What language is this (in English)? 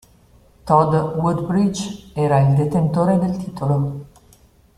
Italian